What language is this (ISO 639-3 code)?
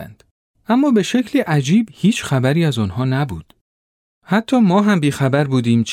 fas